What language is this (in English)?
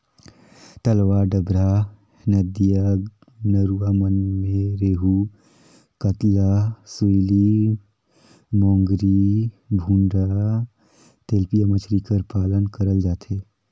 Chhattisgarhi